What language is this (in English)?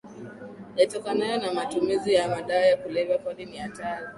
Swahili